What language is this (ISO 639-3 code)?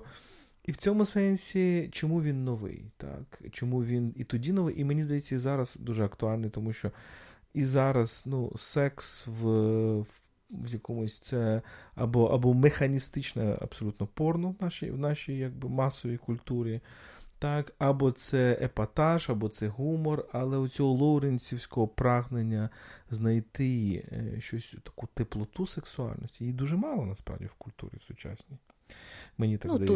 ukr